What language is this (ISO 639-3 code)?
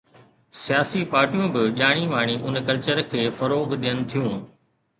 snd